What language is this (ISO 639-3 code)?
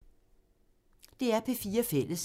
dan